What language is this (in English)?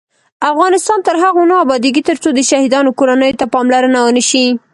Pashto